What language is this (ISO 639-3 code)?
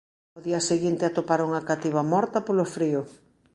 glg